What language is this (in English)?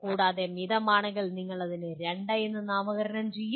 Malayalam